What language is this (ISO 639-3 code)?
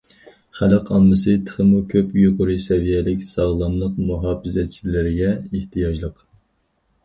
uig